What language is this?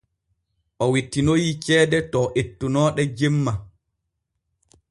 Borgu Fulfulde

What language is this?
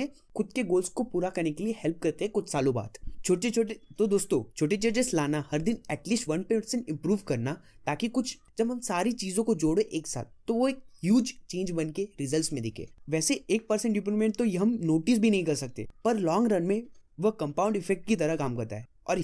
Hindi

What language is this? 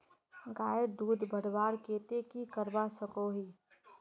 Magahi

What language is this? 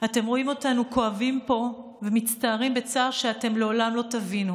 Hebrew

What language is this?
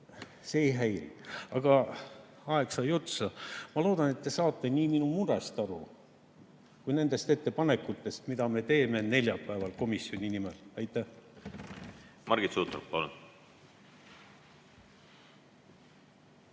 Estonian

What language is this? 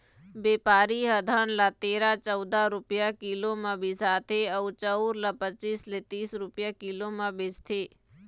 Chhattisgarhi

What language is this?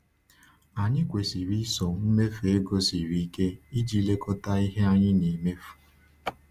Igbo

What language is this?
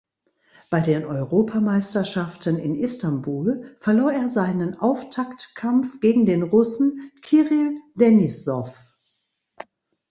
German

